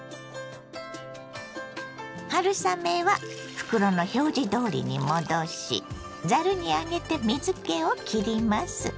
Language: Japanese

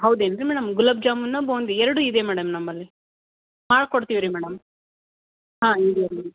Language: Kannada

